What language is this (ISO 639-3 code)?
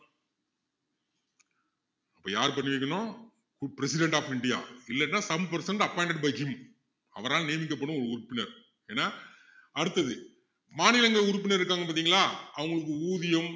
tam